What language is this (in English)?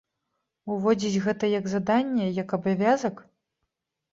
Belarusian